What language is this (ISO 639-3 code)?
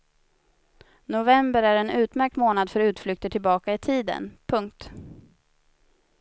swe